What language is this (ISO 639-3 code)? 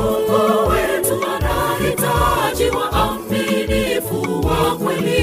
swa